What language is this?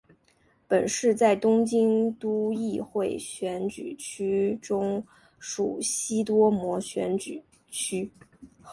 Chinese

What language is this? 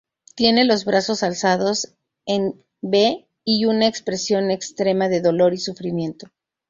Spanish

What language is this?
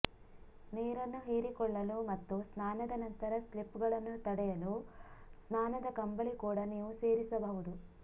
Kannada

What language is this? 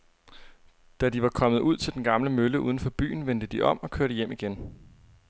Danish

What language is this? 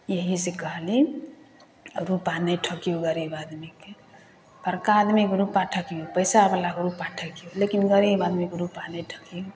Maithili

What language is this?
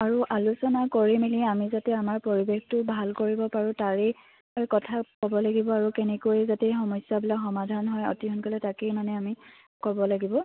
Assamese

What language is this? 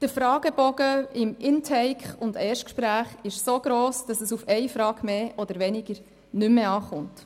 Swiss German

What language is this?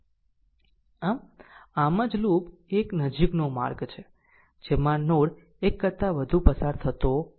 Gujarati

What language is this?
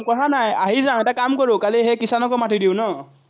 Assamese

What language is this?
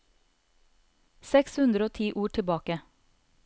Norwegian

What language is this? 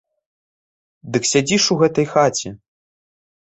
Belarusian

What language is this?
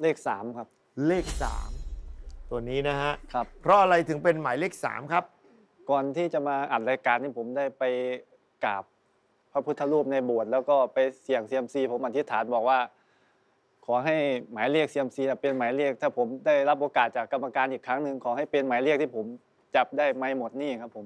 Thai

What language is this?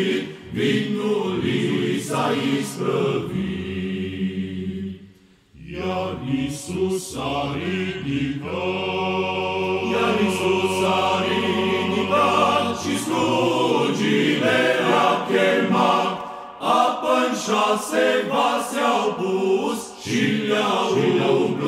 Romanian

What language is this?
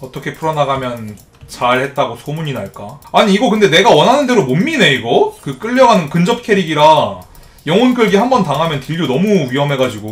Korean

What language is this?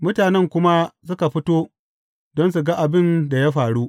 Hausa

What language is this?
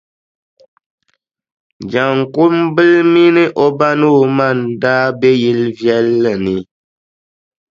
Dagbani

